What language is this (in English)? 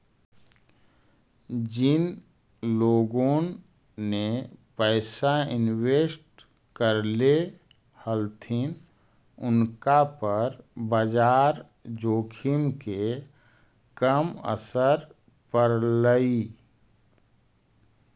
Magahi